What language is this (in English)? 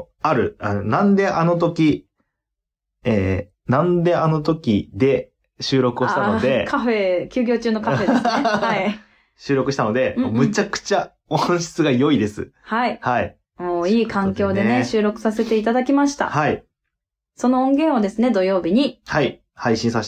Japanese